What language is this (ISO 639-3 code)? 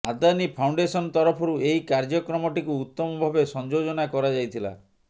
ori